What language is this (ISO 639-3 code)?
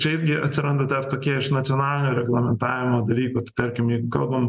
lit